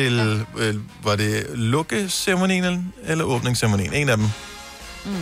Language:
Danish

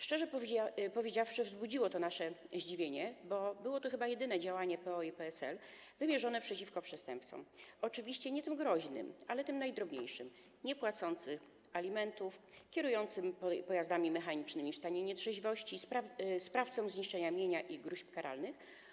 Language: Polish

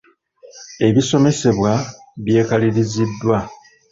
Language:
Ganda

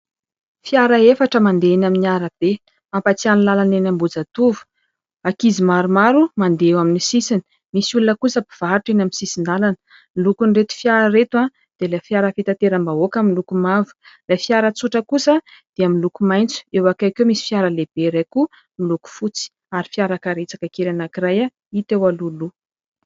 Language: Malagasy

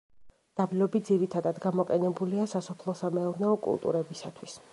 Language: Georgian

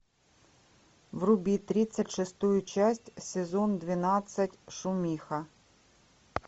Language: Russian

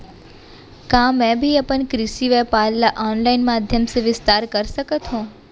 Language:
Chhattisgarhi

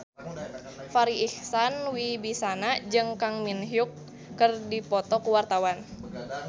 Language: Sundanese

